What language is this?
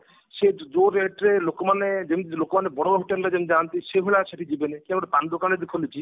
Odia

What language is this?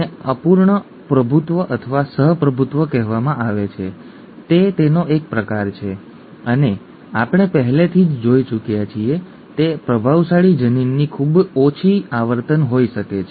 Gujarati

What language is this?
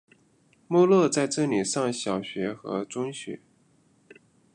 Chinese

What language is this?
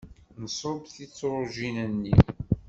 Kabyle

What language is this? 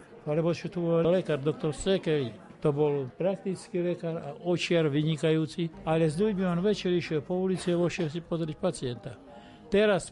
Slovak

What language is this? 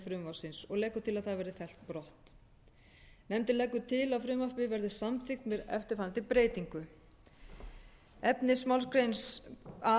Icelandic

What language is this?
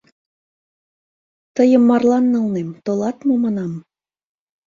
Mari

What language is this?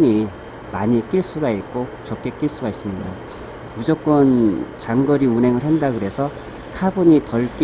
Korean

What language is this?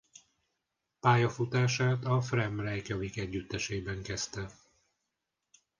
Hungarian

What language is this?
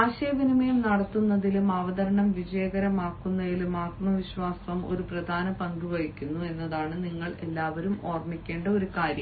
Malayalam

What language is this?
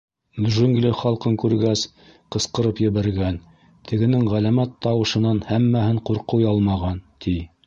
Bashkir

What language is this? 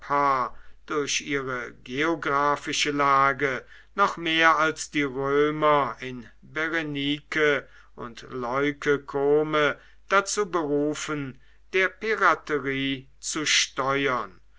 German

